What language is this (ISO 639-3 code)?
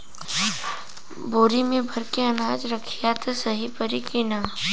bho